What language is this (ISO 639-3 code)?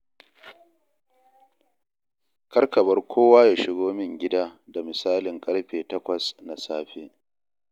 hau